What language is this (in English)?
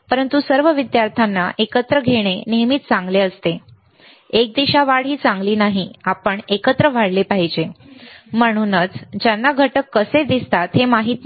Marathi